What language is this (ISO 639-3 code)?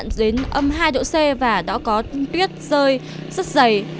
vie